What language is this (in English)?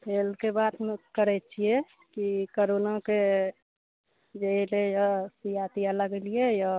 Maithili